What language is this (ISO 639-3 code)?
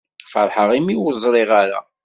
kab